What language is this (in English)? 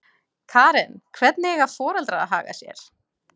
Icelandic